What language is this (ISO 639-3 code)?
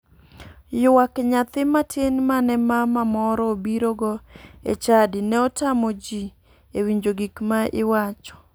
luo